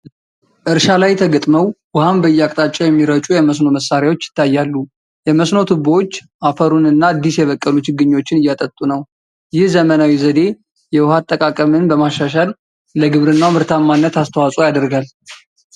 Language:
Amharic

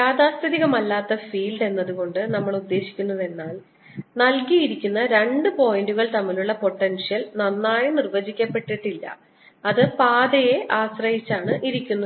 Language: Malayalam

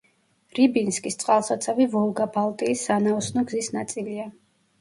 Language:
Georgian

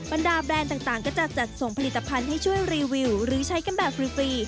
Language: Thai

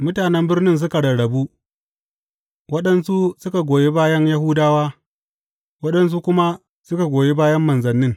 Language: Hausa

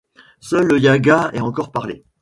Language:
French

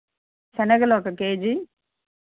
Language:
Telugu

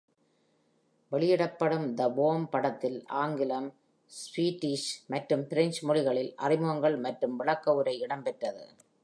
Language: Tamil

